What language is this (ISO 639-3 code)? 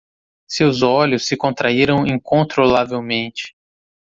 por